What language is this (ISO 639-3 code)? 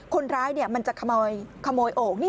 tha